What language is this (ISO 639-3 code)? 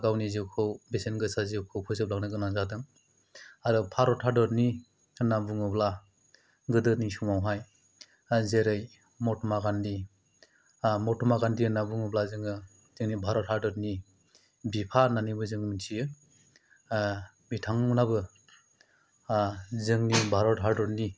brx